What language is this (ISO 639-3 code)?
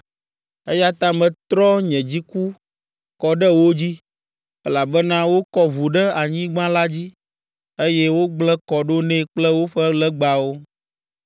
ewe